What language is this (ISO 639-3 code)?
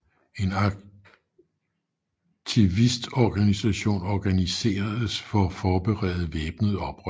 dan